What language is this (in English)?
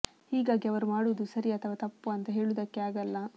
Kannada